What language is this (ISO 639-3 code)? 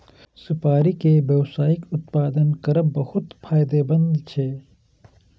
mai